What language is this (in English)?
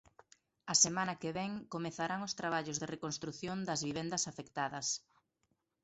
Galician